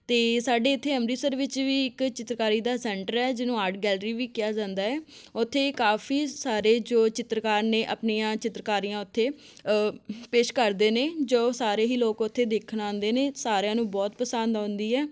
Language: Punjabi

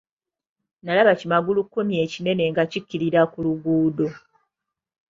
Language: Ganda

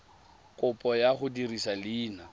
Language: Tswana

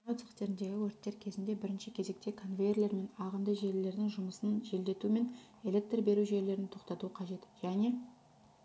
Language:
Kazakh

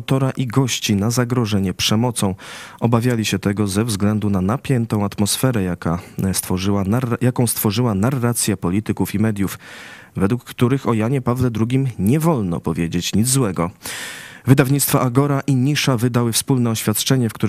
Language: Polish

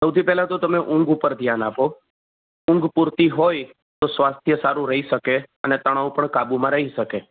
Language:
Gujarati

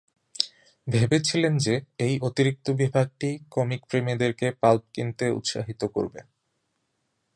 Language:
Bangla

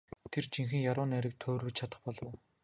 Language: Mongolian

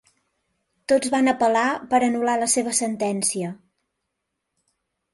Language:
Catalan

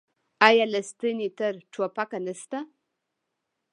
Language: Pashto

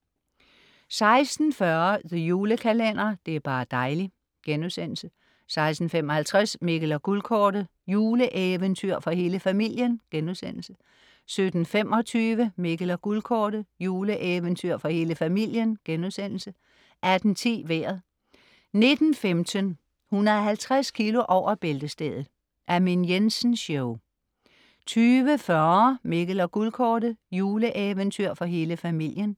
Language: Danish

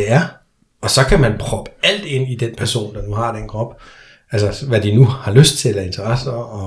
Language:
Danish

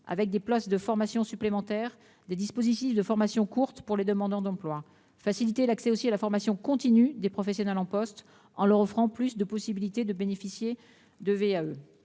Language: French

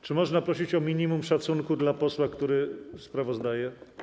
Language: Polish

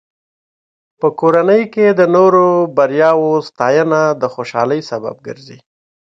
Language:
Pashto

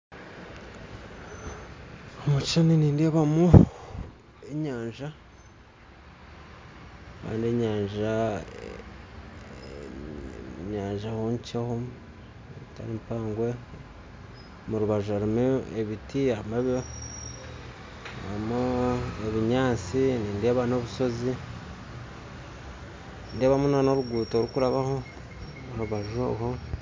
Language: Nyankole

